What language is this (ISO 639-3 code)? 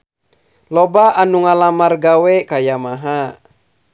sun